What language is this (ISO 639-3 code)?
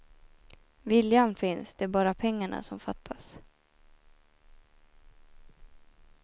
swe